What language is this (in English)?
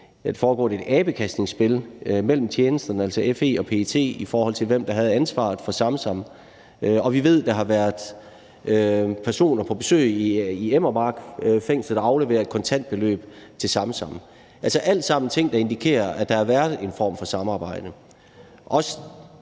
Danish